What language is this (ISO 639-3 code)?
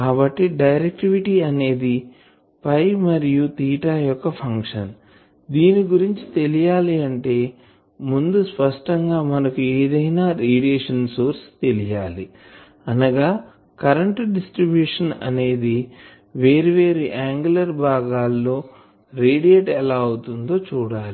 tel